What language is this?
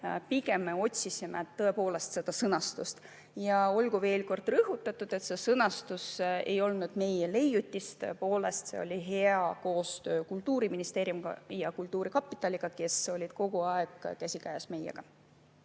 Estonian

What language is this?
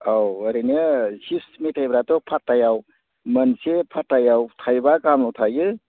Bodo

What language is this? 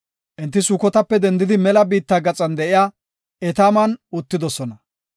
Gofa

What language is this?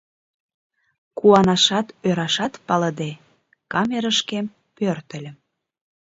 Mari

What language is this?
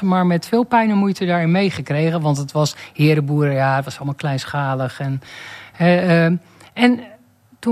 Dutch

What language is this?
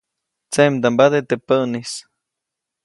Copainalá Zoque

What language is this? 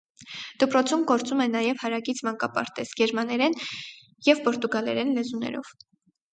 Armenian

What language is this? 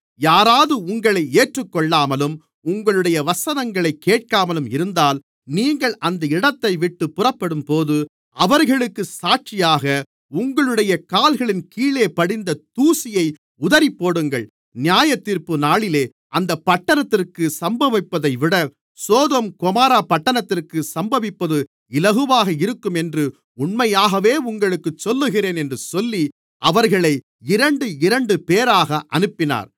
Tamil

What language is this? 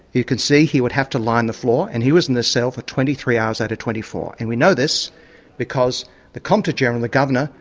English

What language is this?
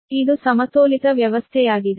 Kannada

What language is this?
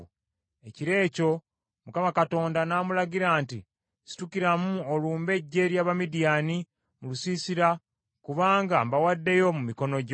Ganda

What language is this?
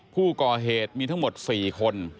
Thai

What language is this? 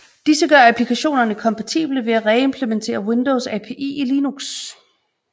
Danish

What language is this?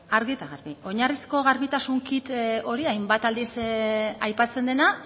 Basque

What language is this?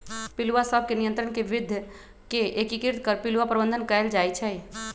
Magahi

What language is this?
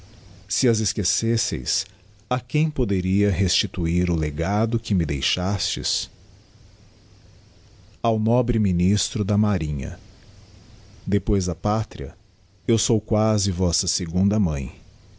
Portuguese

